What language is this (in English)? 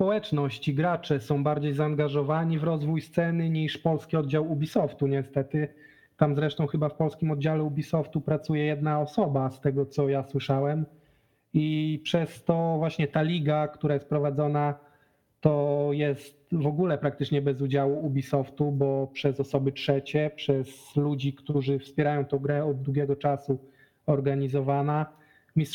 Polish